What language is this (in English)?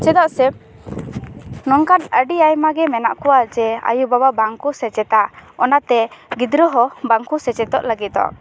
Santali